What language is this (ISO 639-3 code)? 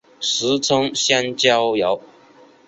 zho